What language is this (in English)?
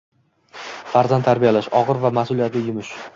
Uzbek